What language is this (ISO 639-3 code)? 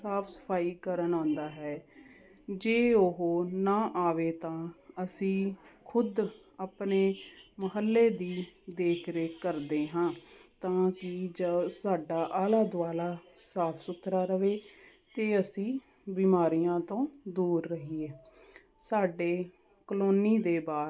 pan